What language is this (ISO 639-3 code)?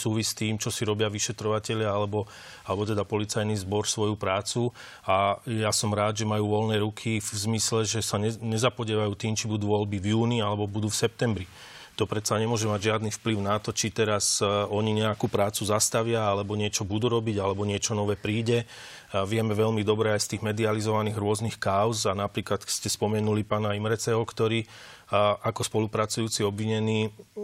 slk